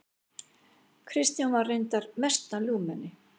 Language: Icelandic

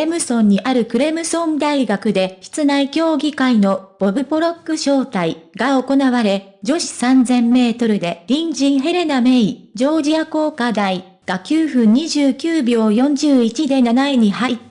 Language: Japanese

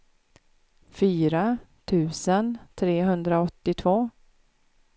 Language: Swedish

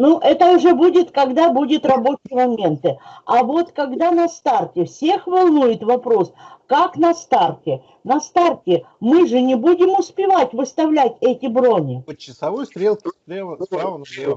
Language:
Russian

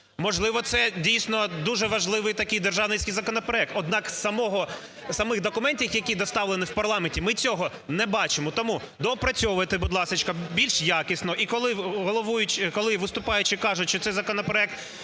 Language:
Ukrainian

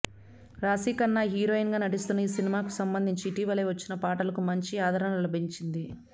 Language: Telugu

